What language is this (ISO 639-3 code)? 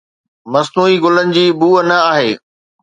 snd